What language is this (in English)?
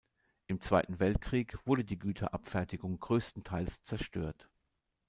German